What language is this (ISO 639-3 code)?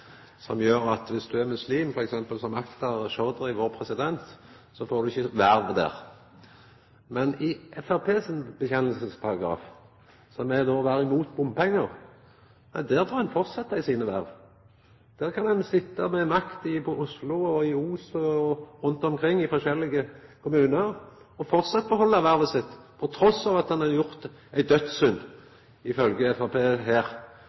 nno